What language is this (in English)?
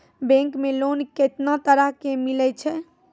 Maithili